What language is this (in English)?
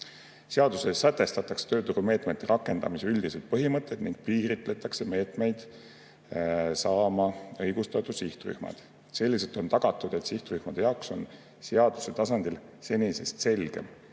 Estonian